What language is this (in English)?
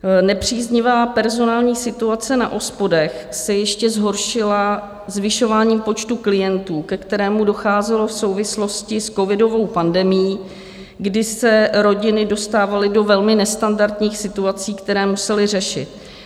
Czech